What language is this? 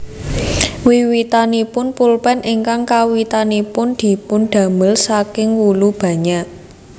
Javanese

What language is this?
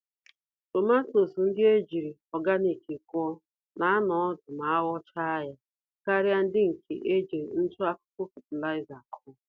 Igbo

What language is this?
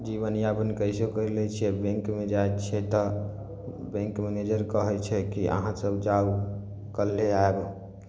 Maithili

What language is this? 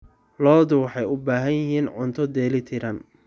Somali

